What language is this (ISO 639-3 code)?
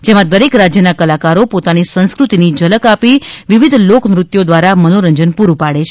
guj